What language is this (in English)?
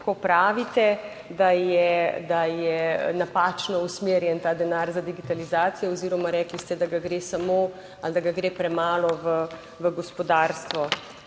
Slovenian